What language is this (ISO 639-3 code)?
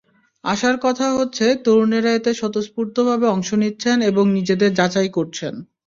ben